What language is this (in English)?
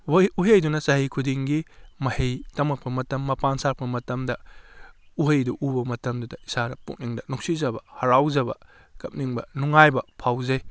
Manipuri